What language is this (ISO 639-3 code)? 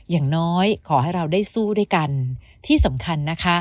tha